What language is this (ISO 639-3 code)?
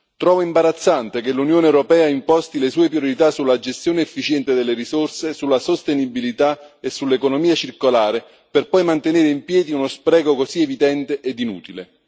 ita